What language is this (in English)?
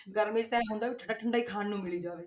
Punjabi